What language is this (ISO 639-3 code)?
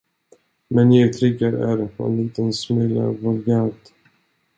swe